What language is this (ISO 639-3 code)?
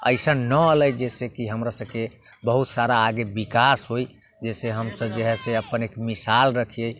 mai